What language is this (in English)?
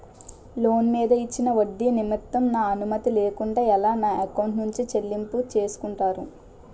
Telugu